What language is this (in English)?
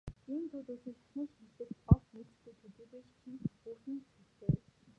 Mongolian